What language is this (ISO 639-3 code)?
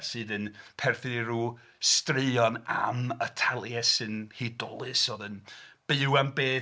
cym